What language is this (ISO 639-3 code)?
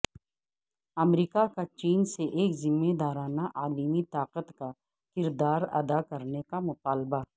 urd